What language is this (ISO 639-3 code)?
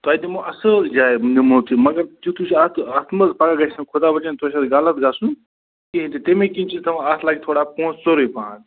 kas